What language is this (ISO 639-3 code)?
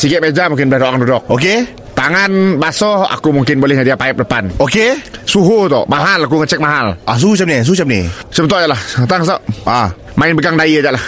msa